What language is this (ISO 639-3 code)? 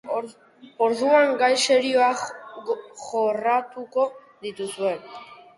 eus